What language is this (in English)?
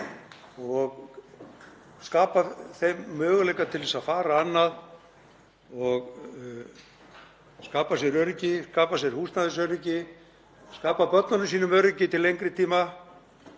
Icelandic